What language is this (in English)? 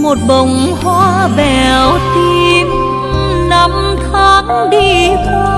Vietnamese